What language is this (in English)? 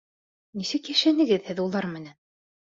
Bashkir